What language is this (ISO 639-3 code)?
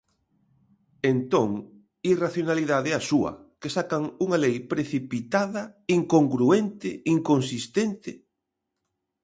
glg